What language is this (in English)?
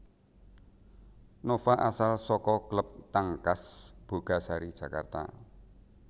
Javanese